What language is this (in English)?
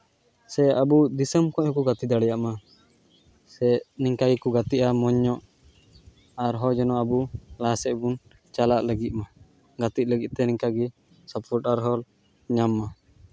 Santali